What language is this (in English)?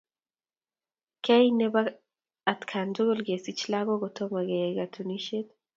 Kalenjin